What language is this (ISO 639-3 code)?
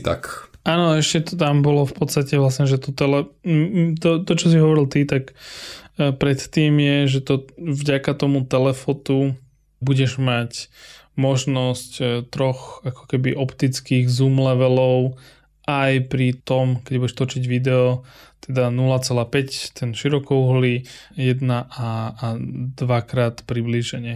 slk